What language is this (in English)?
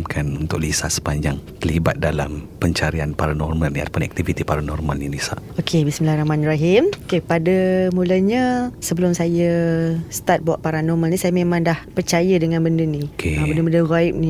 Malay